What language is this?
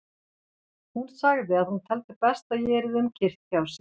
Icelandic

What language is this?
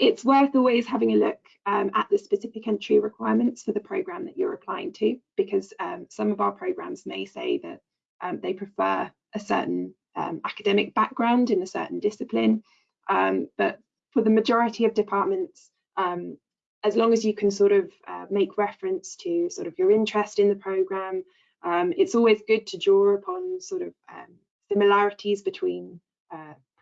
English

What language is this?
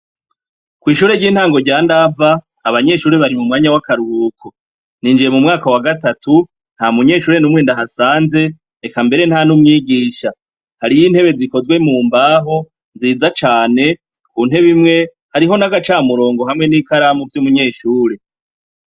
Rundi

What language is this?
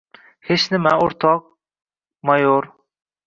Uzbek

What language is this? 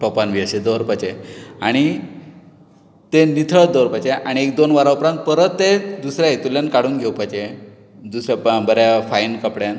Konkani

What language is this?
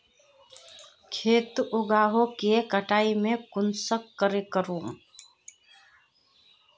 Magahi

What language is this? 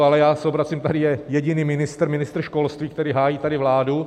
Czech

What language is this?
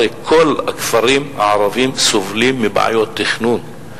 Hebrew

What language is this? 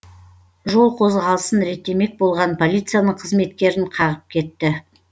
Kazakh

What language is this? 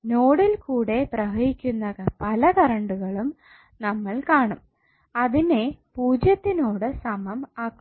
Malayalam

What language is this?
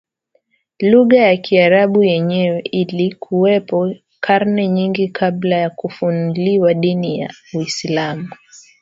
Swahili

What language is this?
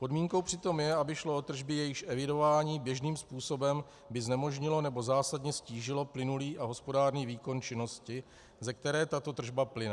Czech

